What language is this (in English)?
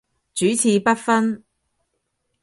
Cantonese